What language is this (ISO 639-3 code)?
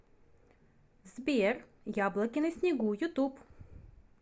rus